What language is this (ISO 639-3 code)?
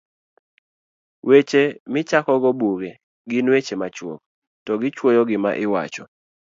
luo